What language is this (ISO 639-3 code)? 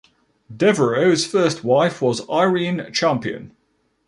eng